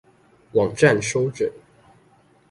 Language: Chinese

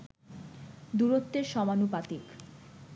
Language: Bangla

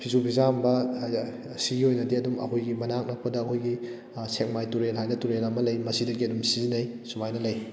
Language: Manipuri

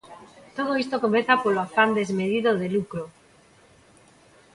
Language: Galician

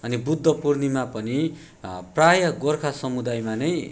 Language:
Nepali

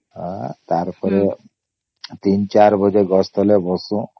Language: Odia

